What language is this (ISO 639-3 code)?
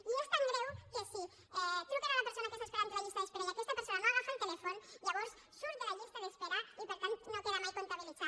cat